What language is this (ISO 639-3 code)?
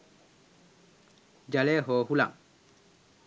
sin